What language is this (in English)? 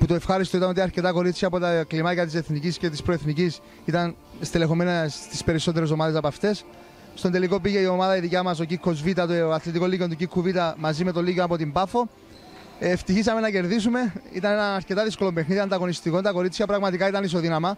Greek